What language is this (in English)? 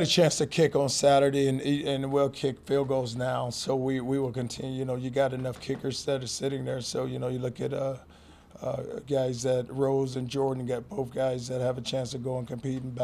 English